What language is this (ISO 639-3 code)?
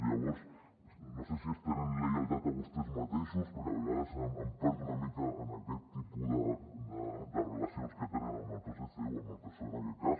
cat